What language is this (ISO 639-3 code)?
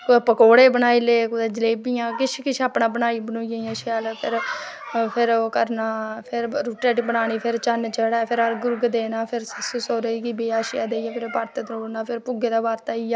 doi